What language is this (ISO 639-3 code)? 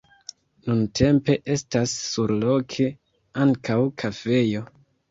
epo